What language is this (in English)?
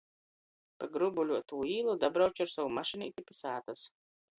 Latgalian